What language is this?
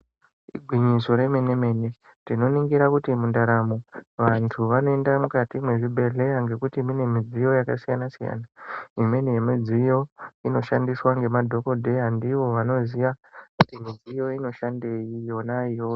Ndau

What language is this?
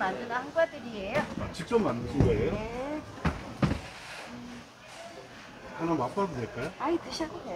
Korean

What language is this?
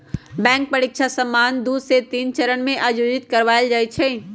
Magahi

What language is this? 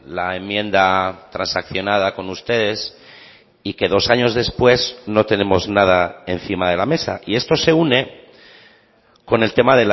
Spanish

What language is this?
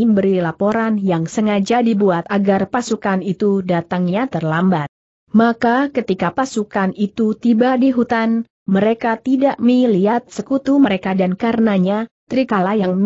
Indonesian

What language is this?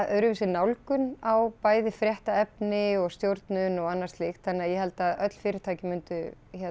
Icelandic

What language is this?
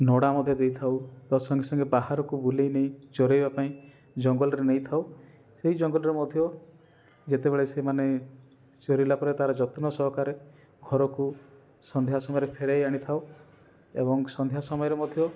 Odia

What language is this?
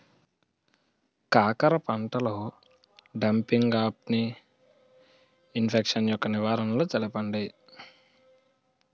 Telugu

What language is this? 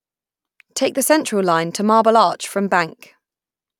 English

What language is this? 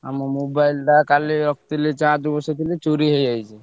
Odia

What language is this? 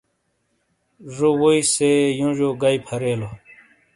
Shina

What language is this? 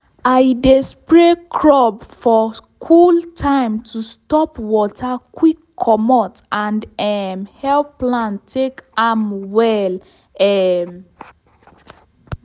Nigerian Pidgin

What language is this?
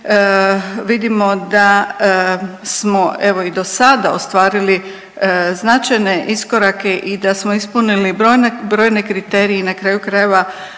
Croatian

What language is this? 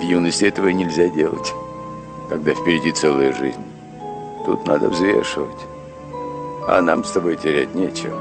Russian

